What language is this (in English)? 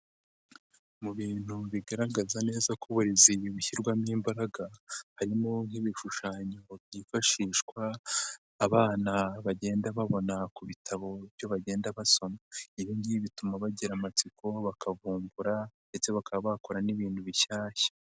Kinyarwanda